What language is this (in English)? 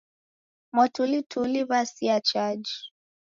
Taita